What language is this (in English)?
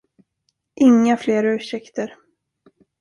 Swedish